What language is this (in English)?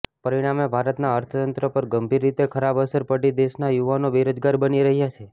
Gujarati